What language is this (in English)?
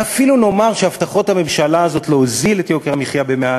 Hebrew